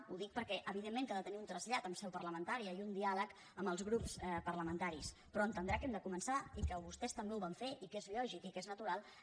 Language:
Catalan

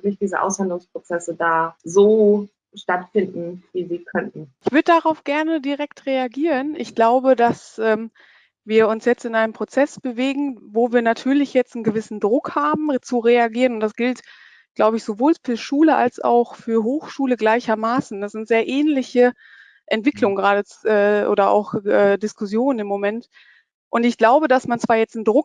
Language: German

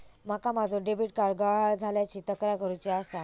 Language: Marathi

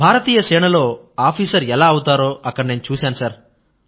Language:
Telugu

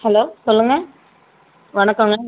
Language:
Tamil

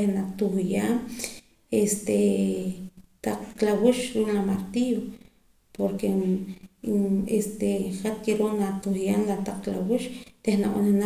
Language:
Poqomam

